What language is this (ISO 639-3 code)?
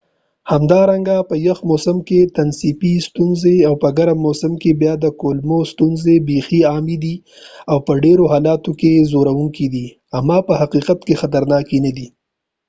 pus